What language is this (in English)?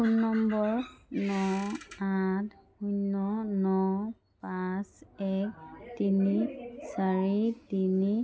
Assamese